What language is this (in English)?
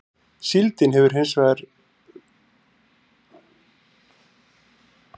Icelandic